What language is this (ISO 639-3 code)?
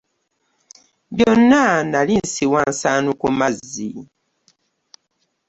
lug